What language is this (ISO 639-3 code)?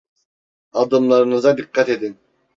tur